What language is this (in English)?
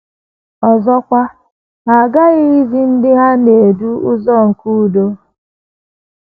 Igbo